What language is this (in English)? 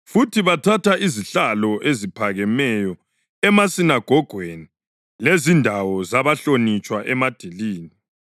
North Ndebele